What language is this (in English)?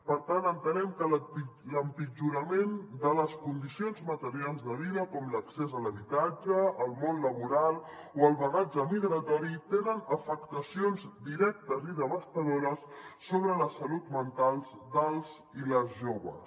Catalan